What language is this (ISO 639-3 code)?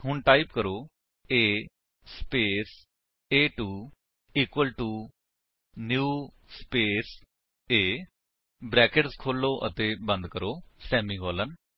pan